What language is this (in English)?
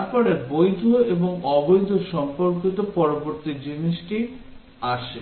Bangla